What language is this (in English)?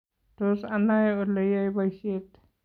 Kalenjin